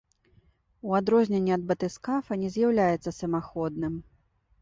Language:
Belarusian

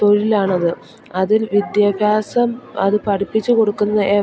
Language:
Malayalam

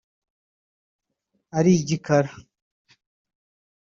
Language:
Kinyarwanda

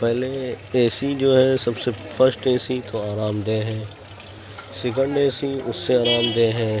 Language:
Urdu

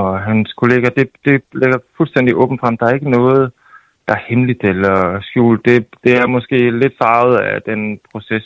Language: Danish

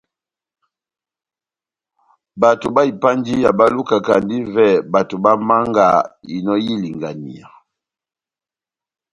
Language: Batanga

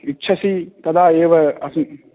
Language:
Sanskrit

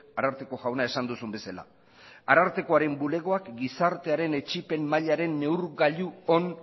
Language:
Basque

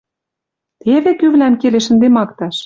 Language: Western Mari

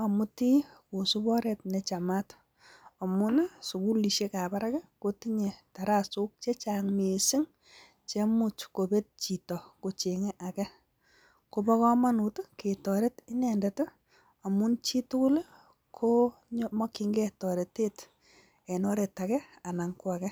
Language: Kalenjin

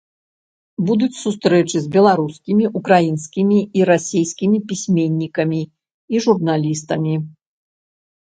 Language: Belarusian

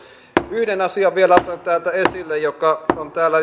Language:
Finnish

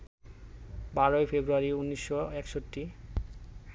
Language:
Bangla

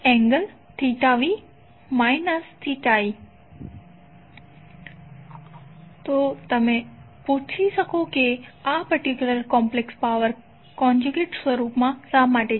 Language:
Gujarati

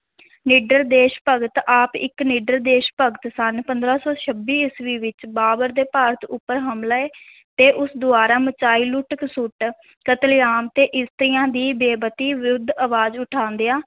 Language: Punjabi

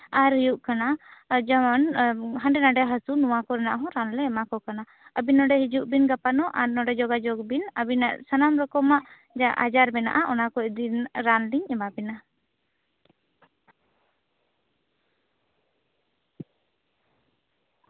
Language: Santali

